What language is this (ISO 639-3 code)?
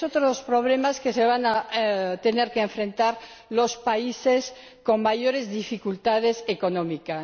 spa